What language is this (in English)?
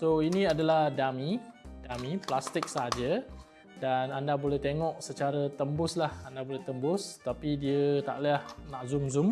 Malay